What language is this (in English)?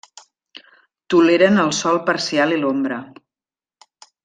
Catalan